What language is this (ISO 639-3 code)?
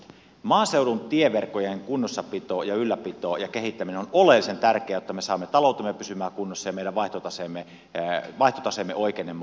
fin